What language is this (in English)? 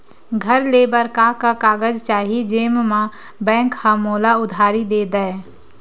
Chhattisgarhi